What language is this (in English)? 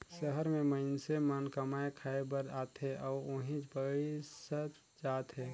Chhattisgarhi